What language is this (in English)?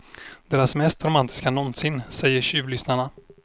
Swedish